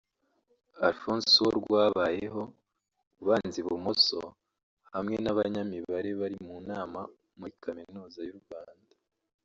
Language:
Kinyarwanda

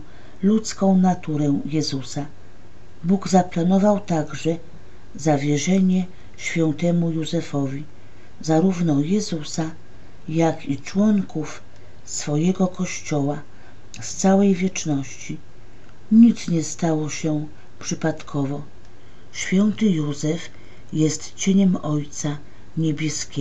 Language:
Polish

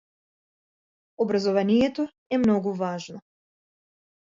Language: Macedonian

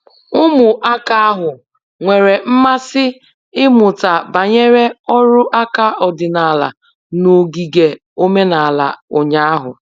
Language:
Igbo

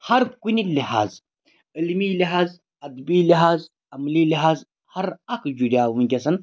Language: Kashmiri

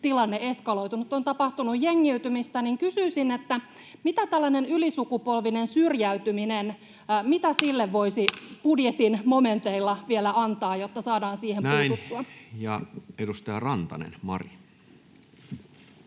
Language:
Finnish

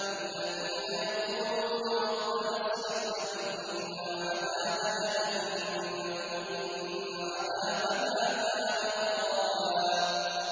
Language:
Arabic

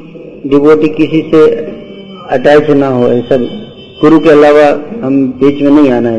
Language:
Hindi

